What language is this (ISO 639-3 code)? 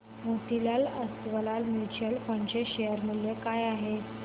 mar